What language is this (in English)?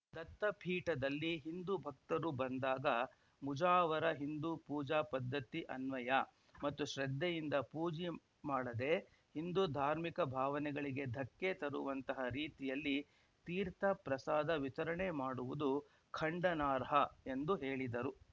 Kannada